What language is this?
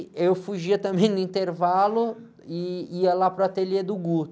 Portuguese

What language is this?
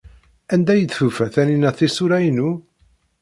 Kabyle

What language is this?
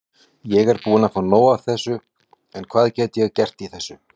Icelandic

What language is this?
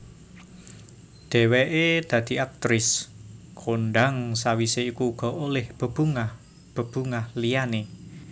Javanese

